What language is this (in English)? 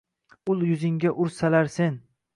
Uzbek